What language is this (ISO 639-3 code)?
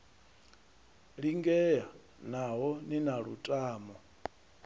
ven